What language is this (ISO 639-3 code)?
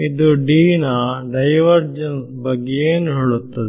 kan